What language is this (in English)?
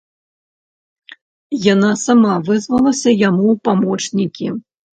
Belarusian